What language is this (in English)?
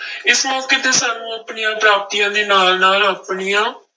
Punjabi